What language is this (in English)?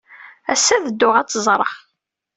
Kabyle